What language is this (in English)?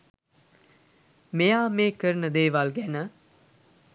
Sinhala